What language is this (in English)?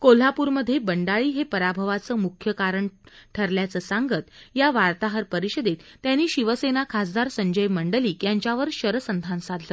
Marathi